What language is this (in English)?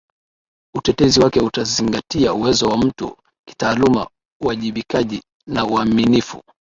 Swahili